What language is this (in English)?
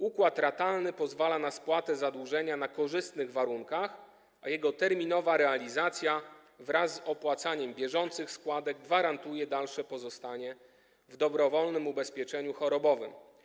Polish